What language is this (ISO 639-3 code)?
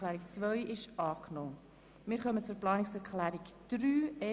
gsw